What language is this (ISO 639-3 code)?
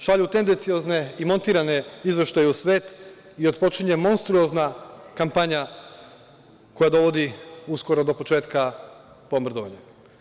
srp